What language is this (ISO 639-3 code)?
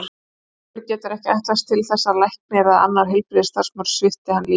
isl